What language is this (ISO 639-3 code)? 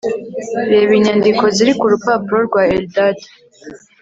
kin